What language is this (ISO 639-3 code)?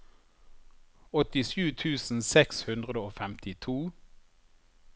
nor